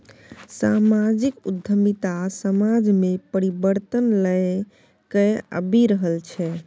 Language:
Maithili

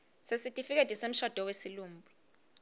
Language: Swati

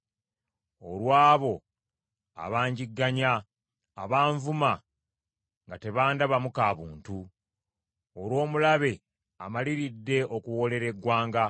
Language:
Ganda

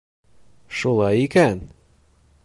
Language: Bashkir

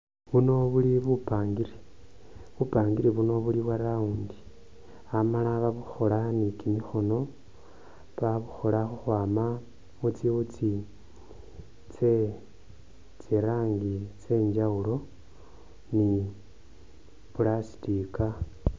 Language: Masaaba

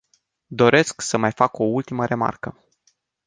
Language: Romanian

